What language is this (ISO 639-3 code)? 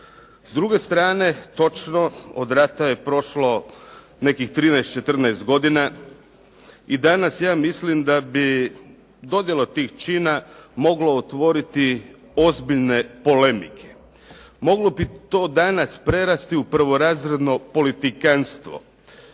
hrv